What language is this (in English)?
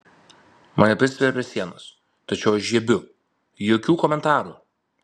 Lithuanian